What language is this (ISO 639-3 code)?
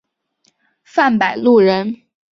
zho